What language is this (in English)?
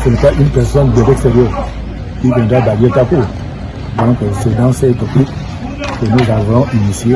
French